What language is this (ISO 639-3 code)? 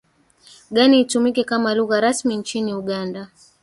swa